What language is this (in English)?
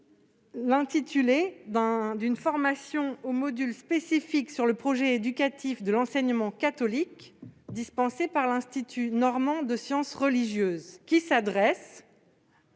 French